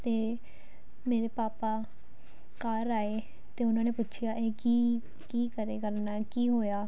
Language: Punjabi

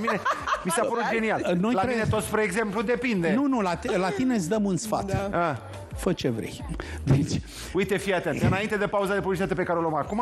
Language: Romanian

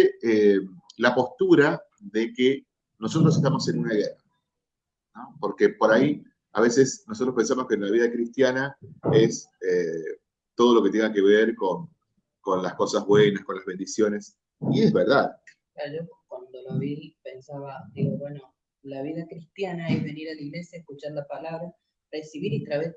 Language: Spanish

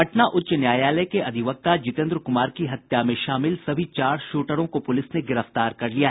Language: Hindi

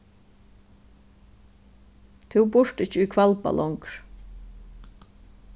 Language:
Faroese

